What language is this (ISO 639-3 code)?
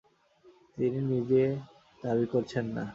ben